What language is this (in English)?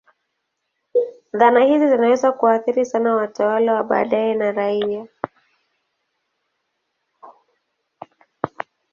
Swahili